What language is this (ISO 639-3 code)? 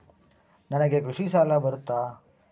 kan